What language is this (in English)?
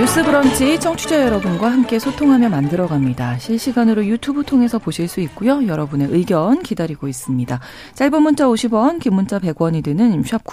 Korean